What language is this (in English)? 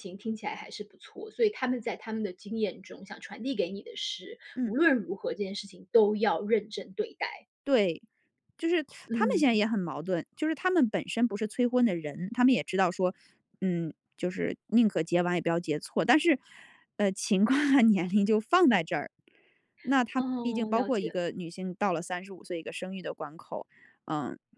Chinese